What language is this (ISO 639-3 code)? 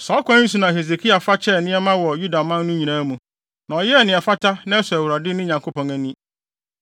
aka